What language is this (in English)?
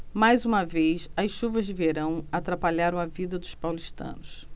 Portuguese